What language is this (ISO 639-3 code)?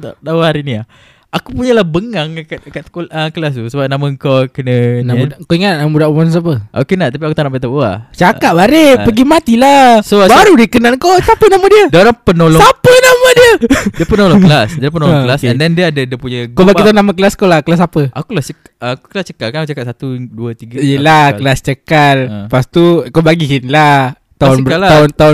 msa